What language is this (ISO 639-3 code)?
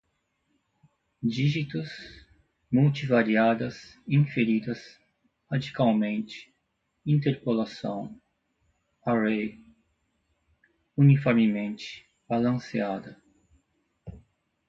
por